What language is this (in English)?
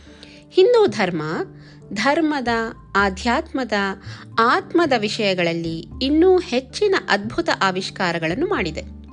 Kannada